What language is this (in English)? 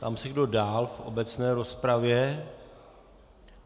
Czech